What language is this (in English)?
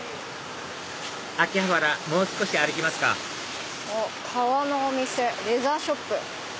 Japanese